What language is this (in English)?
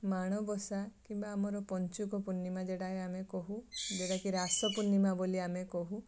Odia